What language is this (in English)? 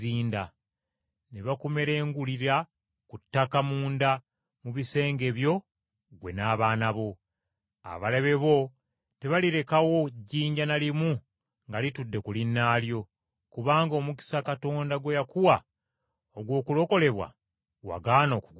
Ganda